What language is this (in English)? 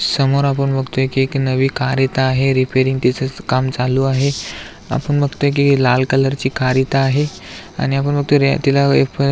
Marathi